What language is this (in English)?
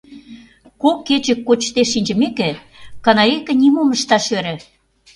Mari